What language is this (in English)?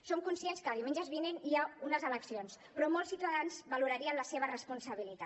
Catalan